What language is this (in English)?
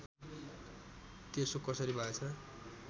Nepali